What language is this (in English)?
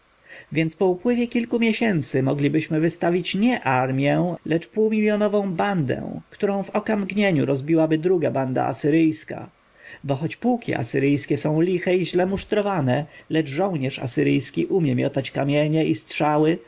Polish